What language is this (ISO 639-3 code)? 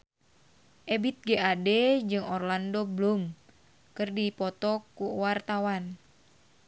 sun